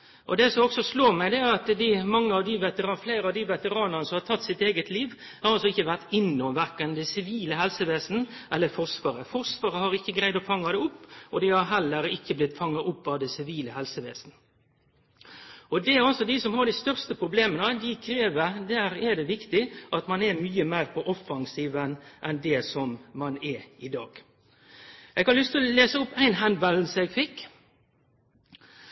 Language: Norwegian Nynorsk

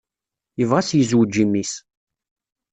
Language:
Kabyle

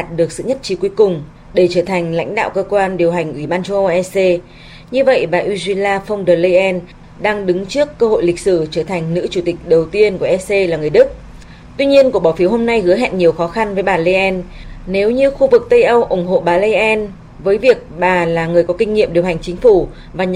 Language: Vietnamese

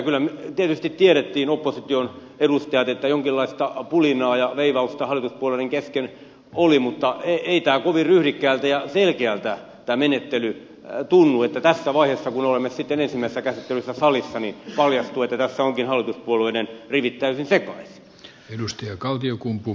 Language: Finnish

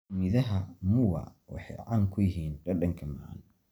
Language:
Somali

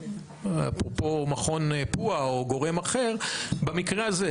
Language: Hebrew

